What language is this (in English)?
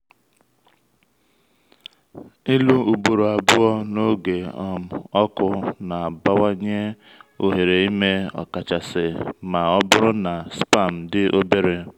Igbo